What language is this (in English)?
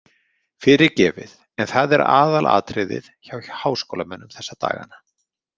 Icelandic